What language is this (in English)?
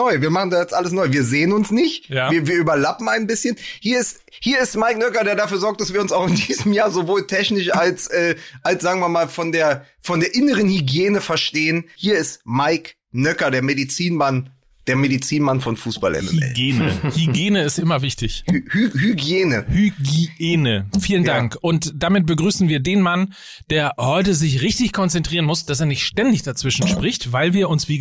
German